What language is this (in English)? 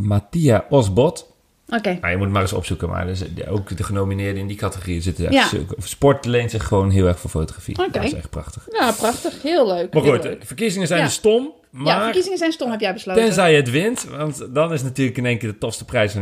Dutch